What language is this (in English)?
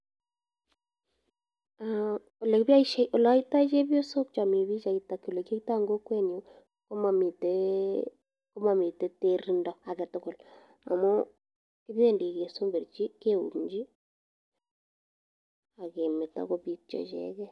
Kalenjin